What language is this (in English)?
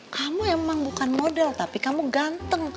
Indonesian